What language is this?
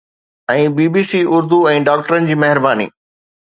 Sindhi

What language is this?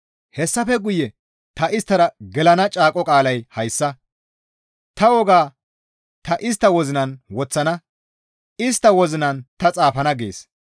Gamo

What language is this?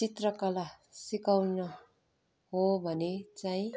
Nepali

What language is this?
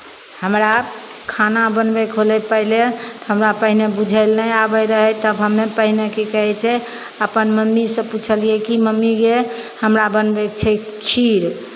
Maithili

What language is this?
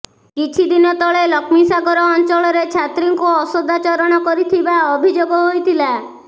Odia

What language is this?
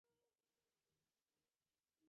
Bangla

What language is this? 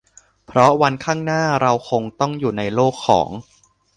Thai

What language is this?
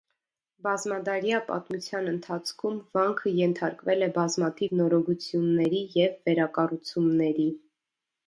Armenian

